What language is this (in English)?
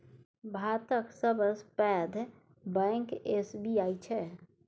Maithili